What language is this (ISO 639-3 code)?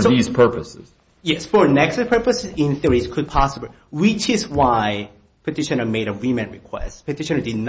eng